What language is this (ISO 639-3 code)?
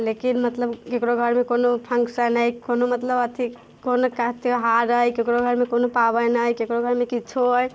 mai